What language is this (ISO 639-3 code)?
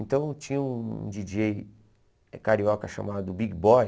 por